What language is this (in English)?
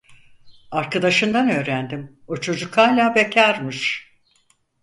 Turkish